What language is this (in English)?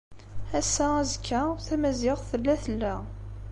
Kabyle